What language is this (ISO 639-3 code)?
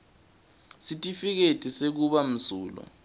ssw